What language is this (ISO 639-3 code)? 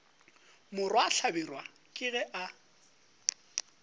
nso